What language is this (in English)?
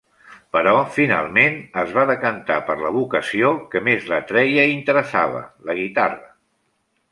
Catalan